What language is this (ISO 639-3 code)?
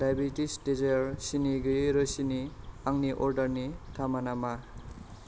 brx